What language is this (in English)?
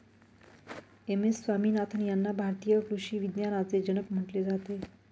Marathi